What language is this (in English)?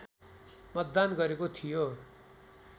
Nepali